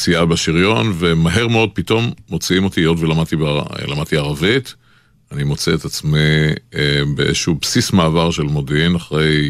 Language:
Hebrew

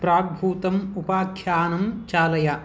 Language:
Sanskrit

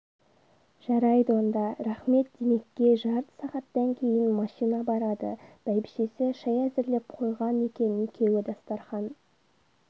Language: Kazakh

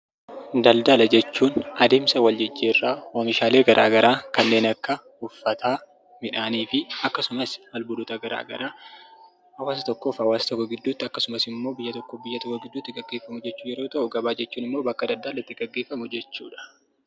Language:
Oromo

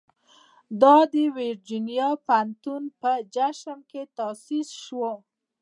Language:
Pashto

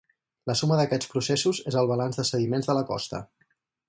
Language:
Catalan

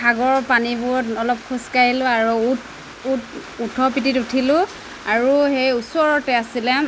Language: Assamese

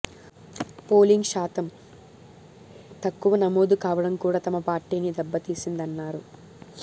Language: Telugu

